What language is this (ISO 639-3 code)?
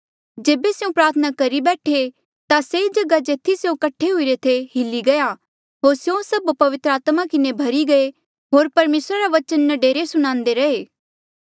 mjl